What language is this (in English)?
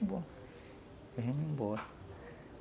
Portuguese